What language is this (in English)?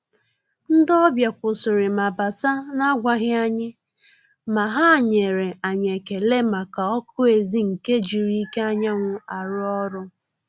Igbo